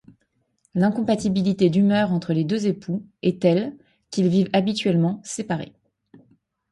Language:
French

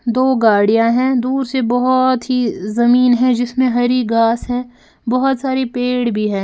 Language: Hindi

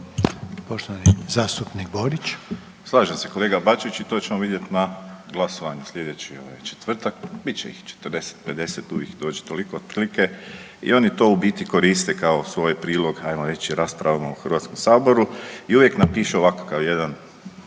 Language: Croatian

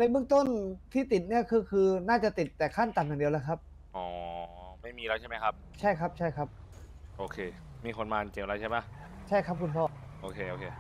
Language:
Thai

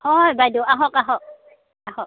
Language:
Assamese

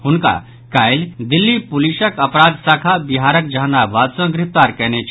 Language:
Maithili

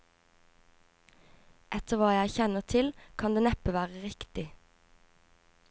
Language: Norwegian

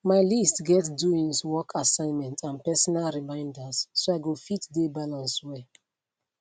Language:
Nigerian Pidgin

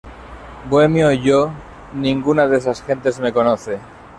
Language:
Spanish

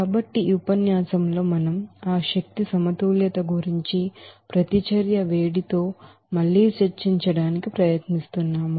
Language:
Telugu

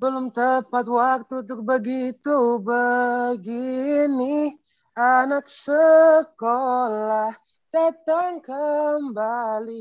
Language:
Indonesian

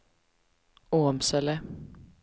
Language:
Swedish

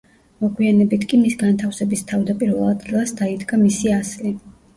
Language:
Georgian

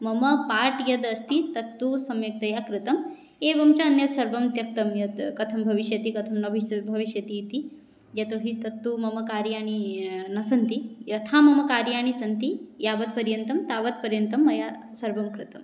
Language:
Sanskrit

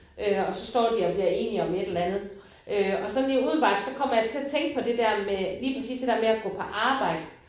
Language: Danish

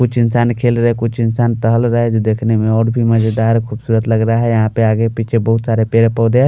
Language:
Hindi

